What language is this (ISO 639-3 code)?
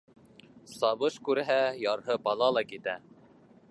bak